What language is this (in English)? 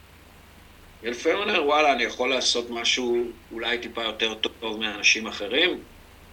Hebrew